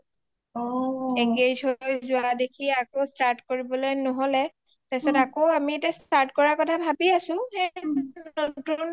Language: Assamese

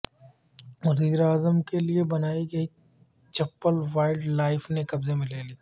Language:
Urdu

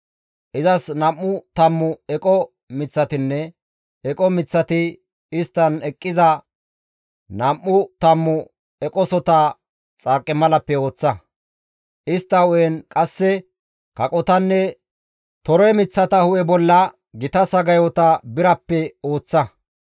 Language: Gamo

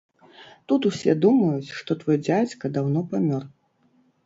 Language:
Belarusian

